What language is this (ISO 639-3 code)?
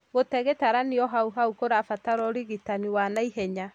kik